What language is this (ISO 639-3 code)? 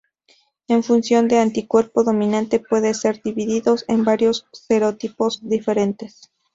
spa